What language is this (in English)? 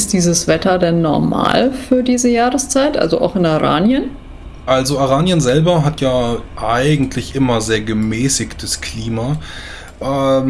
German